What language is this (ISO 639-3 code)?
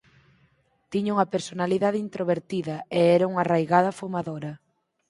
glg